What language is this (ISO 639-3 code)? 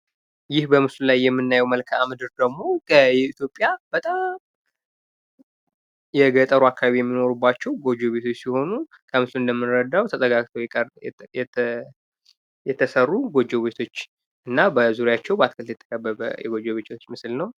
amh